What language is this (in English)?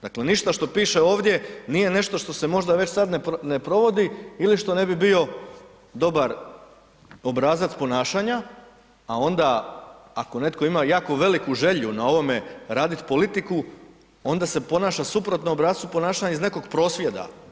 Croatian